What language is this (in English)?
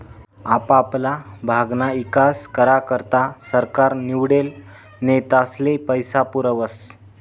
Marathi